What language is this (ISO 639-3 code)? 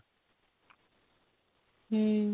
ori